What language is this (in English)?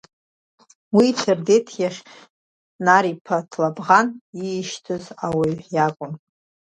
Abkhazian